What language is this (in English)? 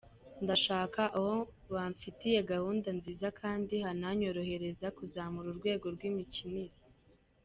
Kinyarwanda